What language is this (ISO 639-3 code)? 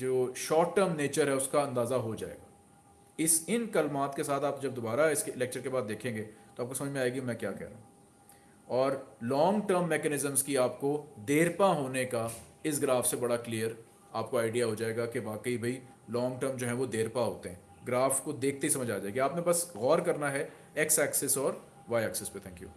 hin